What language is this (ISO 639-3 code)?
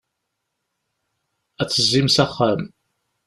kab